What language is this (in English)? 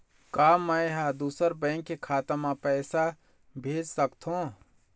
Chhattisgarhi